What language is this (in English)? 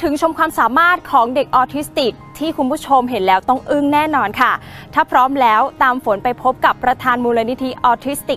Thai